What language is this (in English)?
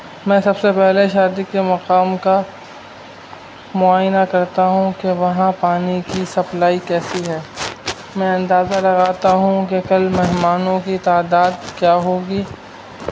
Urdu